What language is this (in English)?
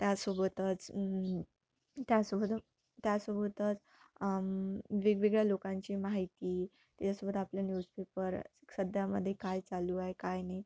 Marathi